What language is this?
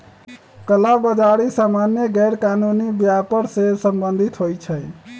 Magahi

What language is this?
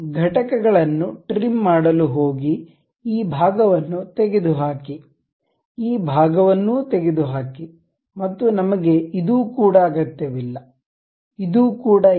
Kannada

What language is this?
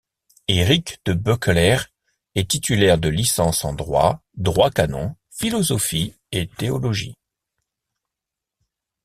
French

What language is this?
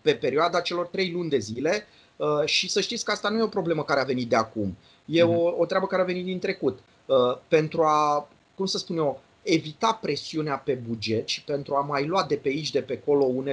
Romanian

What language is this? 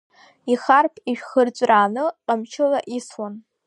Abkhazian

